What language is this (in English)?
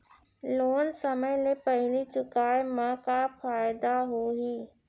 Chhattisgarhi